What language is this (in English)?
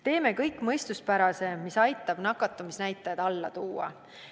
Estonian